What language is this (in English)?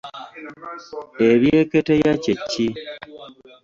Ganda